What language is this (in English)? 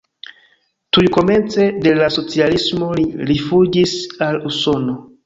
Esperanto